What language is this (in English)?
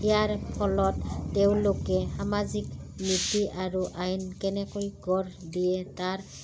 Assamese